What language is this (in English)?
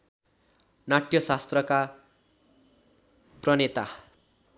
Nepali